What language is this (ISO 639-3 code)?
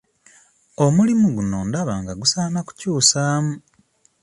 lug